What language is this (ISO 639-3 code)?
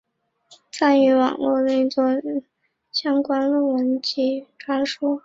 zho